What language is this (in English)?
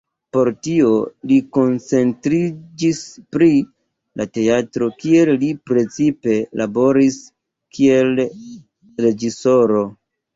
Esperanto